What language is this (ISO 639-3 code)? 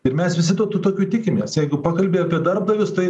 lit